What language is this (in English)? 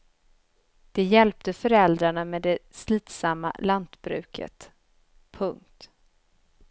Swedish